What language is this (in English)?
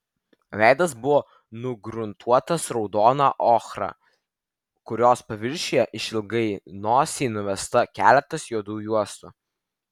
Lithuanian